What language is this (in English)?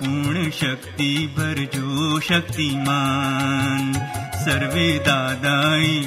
Gujarati